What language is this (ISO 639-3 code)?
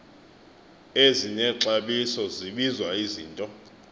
xho